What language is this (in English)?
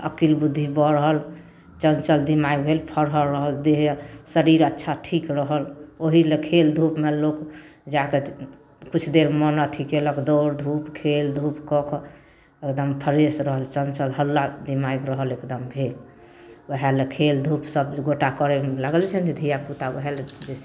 Maithili